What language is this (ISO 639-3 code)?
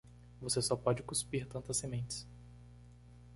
por